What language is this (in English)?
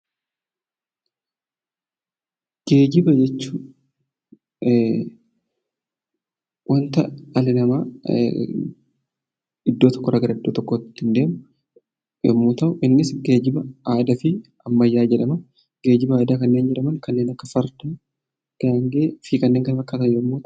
Oromo